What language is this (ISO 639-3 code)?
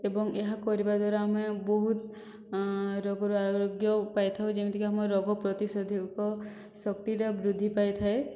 ori